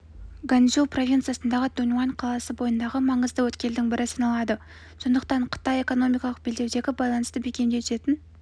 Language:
Kazakh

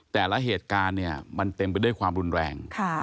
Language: Thai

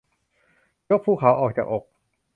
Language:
Thai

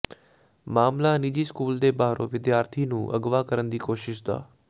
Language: Punjabi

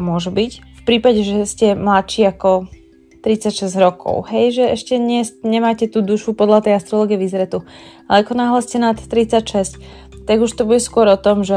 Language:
Slovak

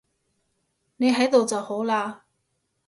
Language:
Cantonese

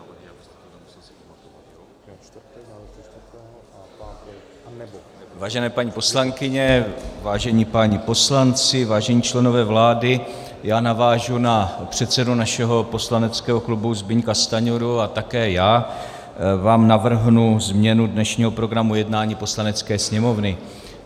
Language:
Czech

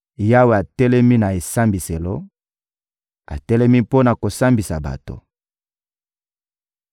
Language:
Lingala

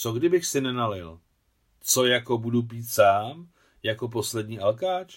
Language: Czech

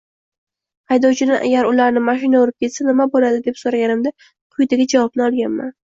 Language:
Uzbek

